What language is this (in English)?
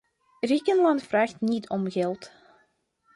Dutch